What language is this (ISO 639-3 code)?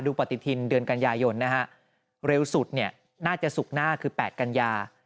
tha